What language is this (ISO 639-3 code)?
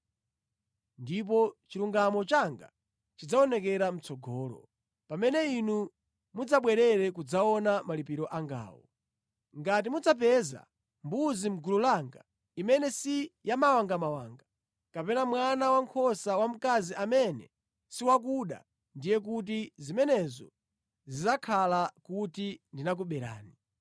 nya